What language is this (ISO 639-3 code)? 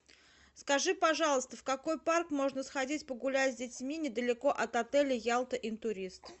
rus